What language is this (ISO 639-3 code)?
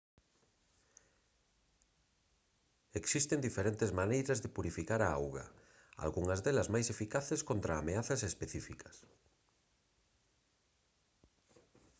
glg